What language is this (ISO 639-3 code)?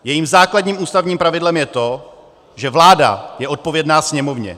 ces